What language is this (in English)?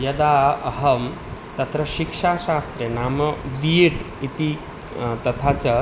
Sanskrit